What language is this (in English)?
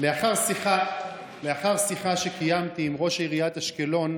Hebrew